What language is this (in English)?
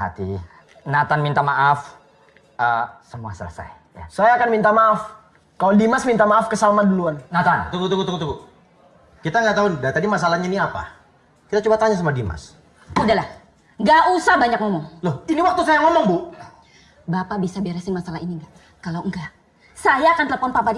Indonesian